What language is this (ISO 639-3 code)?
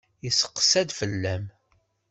kab